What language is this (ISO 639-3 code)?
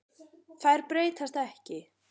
isl